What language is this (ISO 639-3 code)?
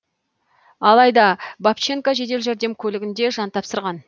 kaz